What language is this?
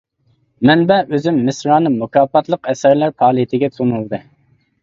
Uyghur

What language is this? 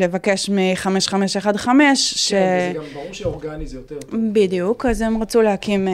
Hebrew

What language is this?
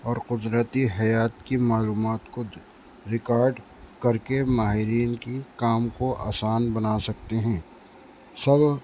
Urdu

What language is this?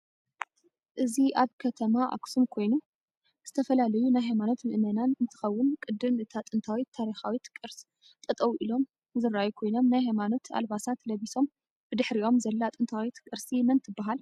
Tigrinya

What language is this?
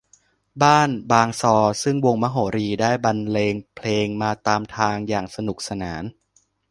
Thai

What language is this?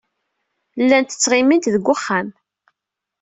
Kabyle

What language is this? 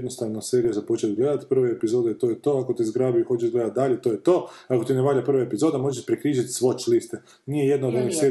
Croatian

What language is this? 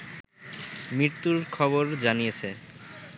Bangla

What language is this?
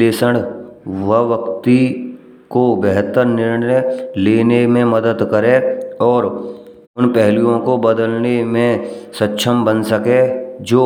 Braj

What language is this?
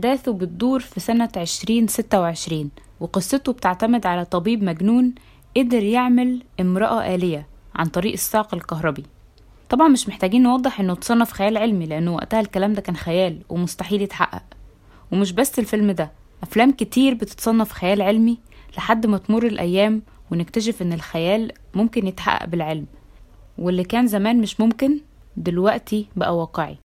Arabic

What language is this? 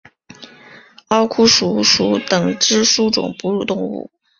Chinese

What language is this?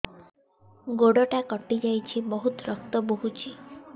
Odia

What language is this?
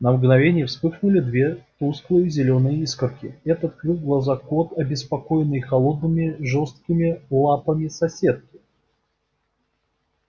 Russian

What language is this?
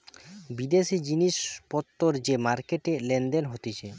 Bangla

